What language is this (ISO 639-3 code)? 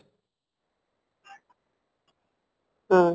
ori